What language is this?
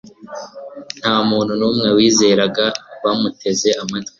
Kinyarwanda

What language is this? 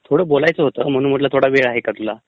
Marathi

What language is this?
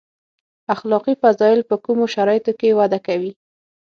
Pashto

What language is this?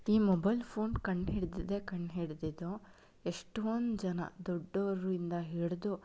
Kannada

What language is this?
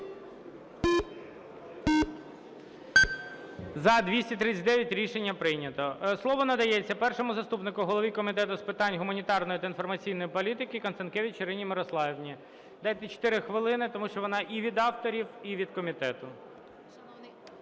Ukrainian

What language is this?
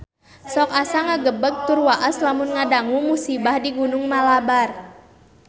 Sundanese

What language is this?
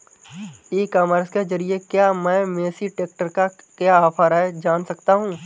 Hindi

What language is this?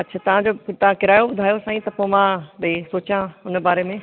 Sindhi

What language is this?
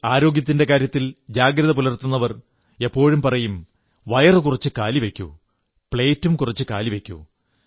Malayalam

